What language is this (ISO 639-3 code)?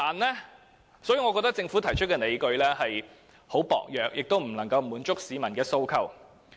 yue